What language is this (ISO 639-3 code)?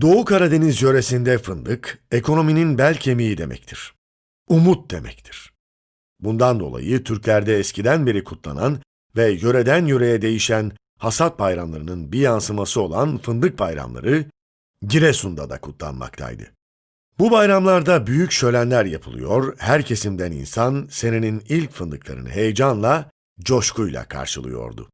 tur